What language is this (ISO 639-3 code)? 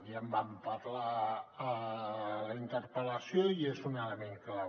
cat